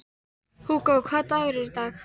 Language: Icelandic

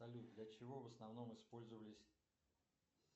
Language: Russian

